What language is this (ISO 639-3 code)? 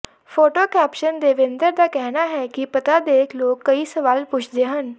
pan